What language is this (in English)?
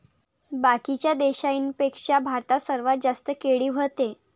Marathi